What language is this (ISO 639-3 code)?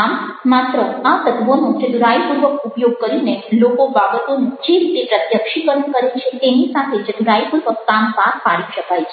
guj